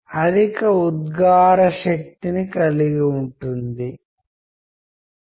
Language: Telugu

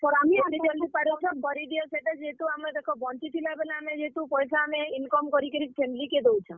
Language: Odia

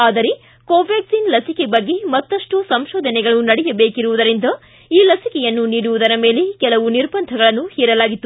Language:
Kannada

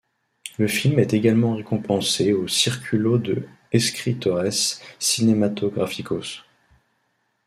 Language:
French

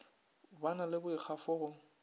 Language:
Northern Sotho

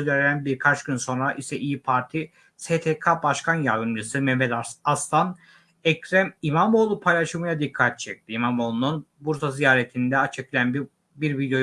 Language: Turkish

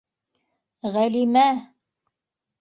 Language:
Bashkir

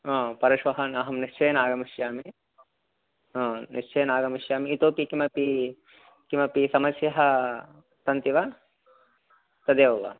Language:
Sanskrit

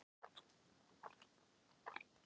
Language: Icelandic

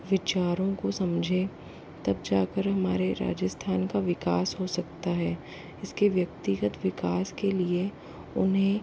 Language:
Hindi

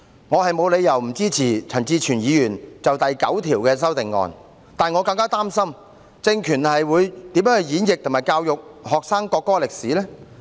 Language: Cantonese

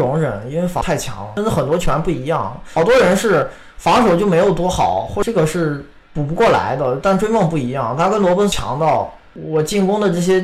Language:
Chinese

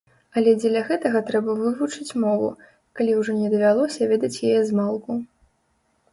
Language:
Belarusian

